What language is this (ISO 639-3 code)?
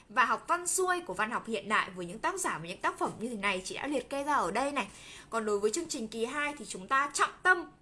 vie